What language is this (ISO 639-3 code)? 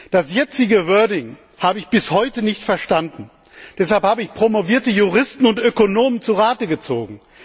deu